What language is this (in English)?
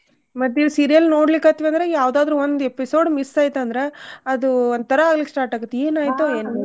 Kannada